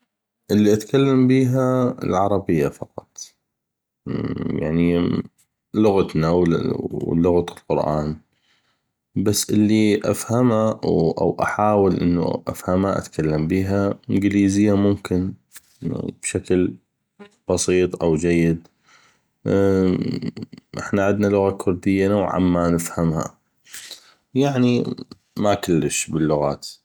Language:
North Mesopotamian Arabic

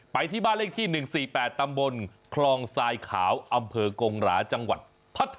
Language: Thai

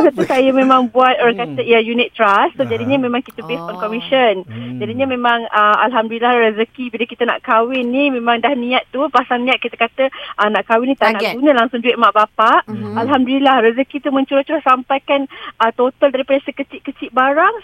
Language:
Malay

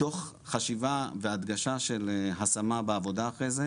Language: Hebrew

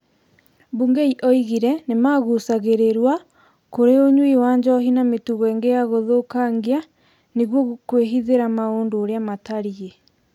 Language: Kikuyu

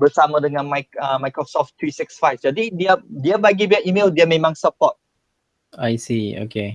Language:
Malay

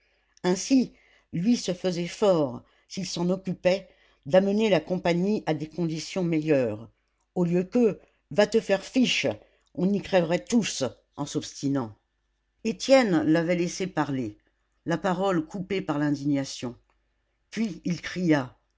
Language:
French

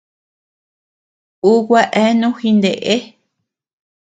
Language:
Tepeuxila Cuicatec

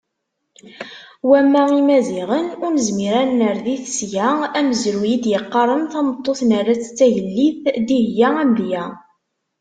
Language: Kabyle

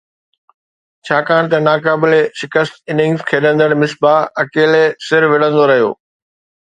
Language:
Sindhi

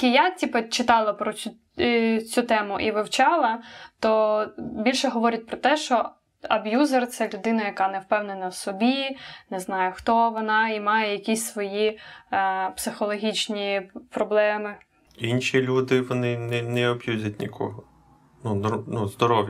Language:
Ukrainian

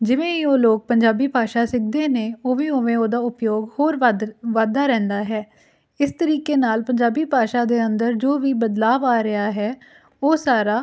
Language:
Punjabi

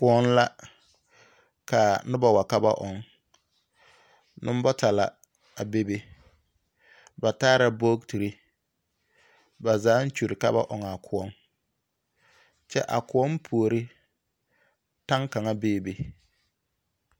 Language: Southern Dagaare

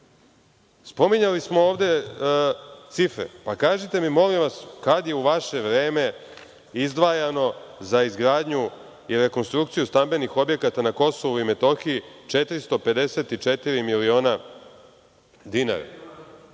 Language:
Serbian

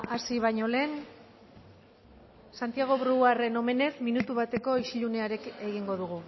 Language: Basque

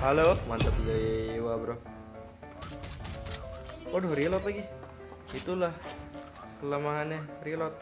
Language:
Indonesian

